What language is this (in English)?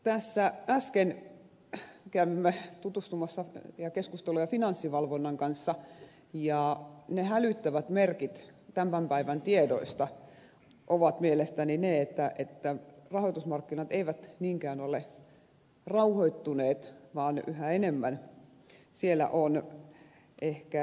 Finnish